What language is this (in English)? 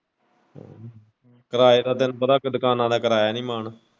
Punjabi